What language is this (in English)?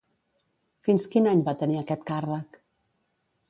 Catalan